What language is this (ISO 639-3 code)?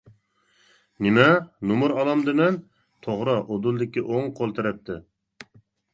uig